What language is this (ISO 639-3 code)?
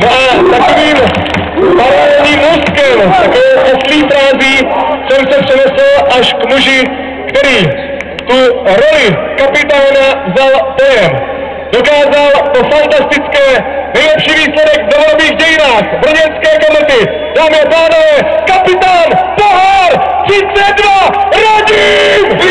ces